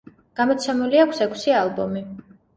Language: Georgian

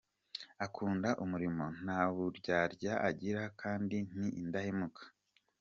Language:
Kinyarwanda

